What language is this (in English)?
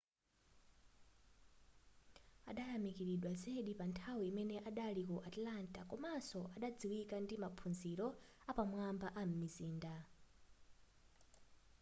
Nyanja